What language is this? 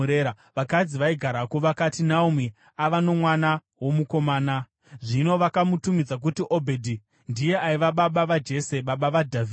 Shona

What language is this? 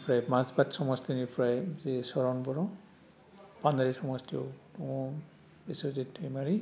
Bodo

